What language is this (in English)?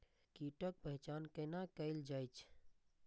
Maithili